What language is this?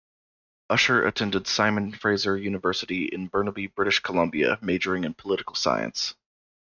English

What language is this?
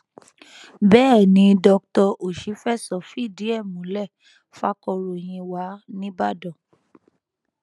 Yoruba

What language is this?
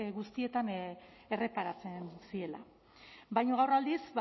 Basque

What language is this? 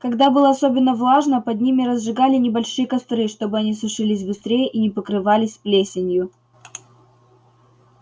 Russian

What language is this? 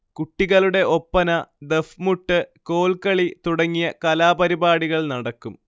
Malayalam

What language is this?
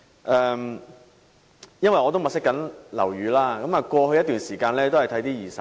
Cantonese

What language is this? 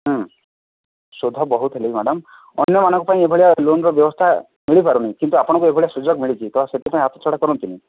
Odia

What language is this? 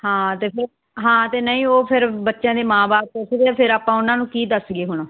Punjabi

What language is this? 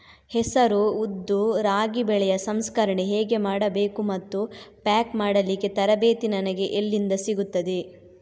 Kannada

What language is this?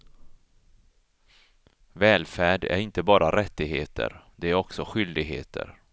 Swedish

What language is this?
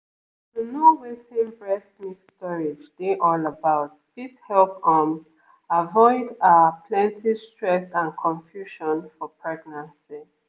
Nigerian Pidgin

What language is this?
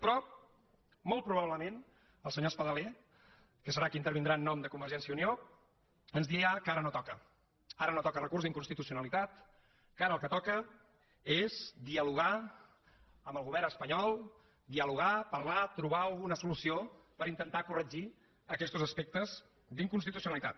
Catalan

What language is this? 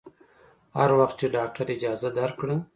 Pashto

